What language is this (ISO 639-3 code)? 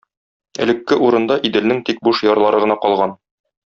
tat